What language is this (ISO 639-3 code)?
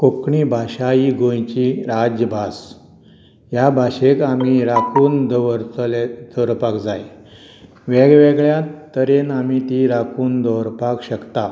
kok